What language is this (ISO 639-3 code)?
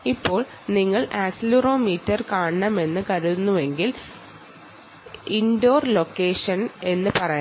mal